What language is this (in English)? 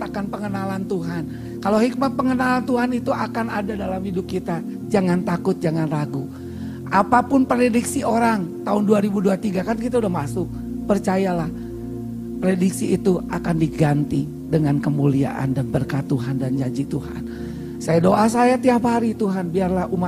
Indonesian